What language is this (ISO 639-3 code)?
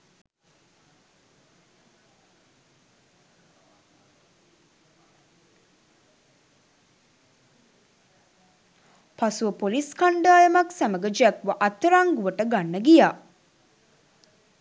sin